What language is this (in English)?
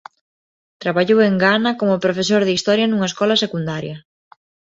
Galician